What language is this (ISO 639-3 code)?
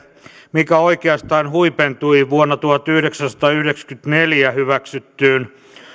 fin